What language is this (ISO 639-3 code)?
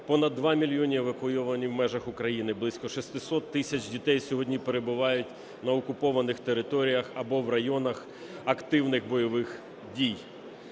ukr